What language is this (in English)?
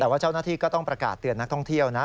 Thai